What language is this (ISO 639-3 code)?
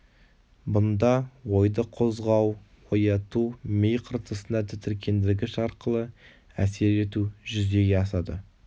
kaz